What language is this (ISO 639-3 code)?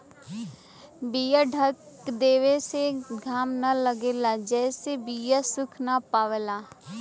bho